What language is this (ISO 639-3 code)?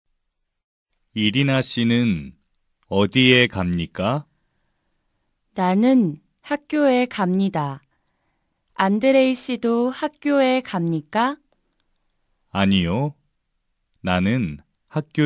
kor